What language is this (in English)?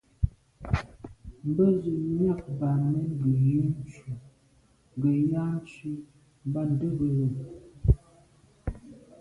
Medumba